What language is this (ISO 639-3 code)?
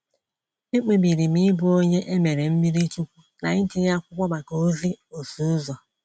ibo